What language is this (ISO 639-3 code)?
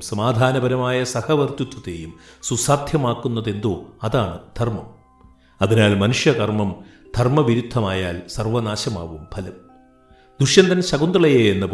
mal